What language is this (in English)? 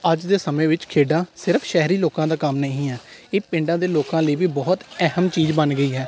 Punjabi